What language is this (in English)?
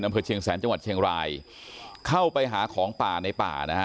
Thai